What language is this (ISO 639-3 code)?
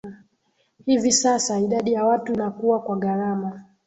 swa